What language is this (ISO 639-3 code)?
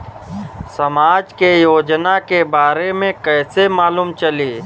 bho